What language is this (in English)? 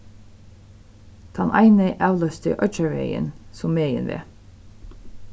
Faroese